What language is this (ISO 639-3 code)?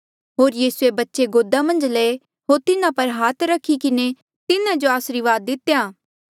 mjl